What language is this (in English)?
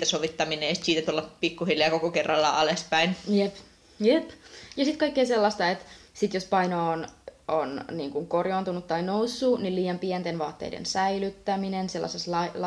Finnish